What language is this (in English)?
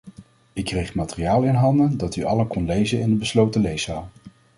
Dutch